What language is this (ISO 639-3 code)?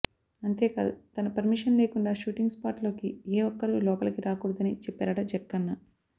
tel